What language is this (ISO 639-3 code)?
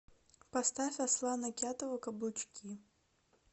rus